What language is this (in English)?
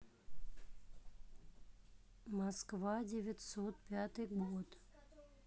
Russian